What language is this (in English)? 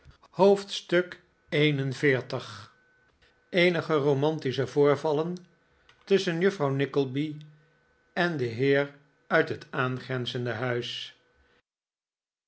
Dutch